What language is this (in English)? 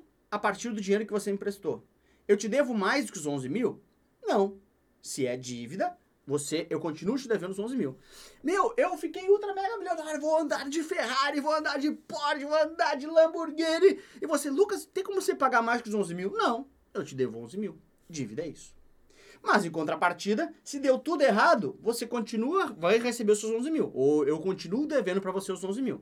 Portuguese